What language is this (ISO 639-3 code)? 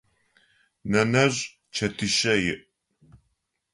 ady